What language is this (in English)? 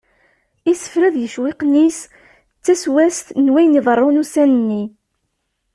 Kabyle